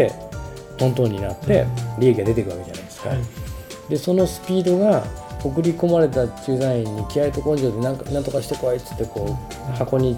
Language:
Japanese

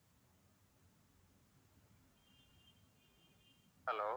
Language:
Tamil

